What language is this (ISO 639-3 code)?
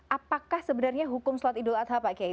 ind